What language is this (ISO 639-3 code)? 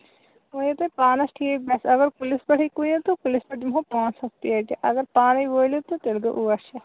kas